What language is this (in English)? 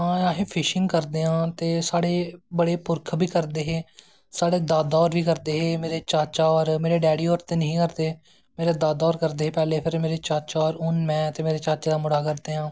Dogri